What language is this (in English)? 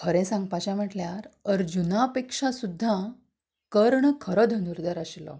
Konkani